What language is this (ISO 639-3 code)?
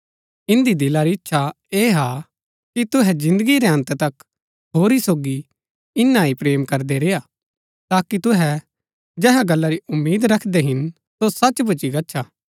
gbk